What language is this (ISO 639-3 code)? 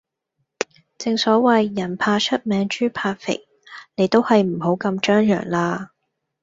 yue